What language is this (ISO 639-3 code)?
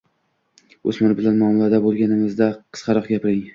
uzb